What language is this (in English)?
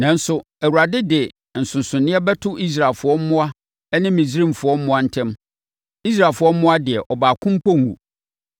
Akan